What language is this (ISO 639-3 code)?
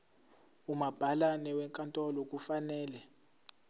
zul